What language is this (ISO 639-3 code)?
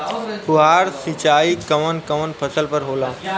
bho